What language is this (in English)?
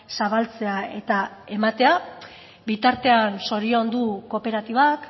Basque